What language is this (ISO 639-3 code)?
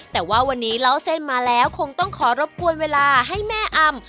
tha